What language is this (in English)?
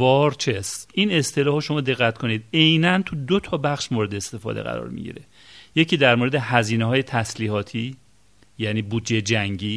Persian